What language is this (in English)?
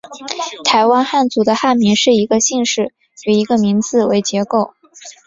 Chinese